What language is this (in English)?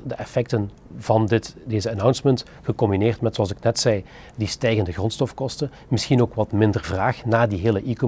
Dutch